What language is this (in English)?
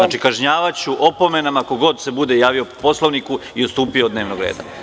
Serbian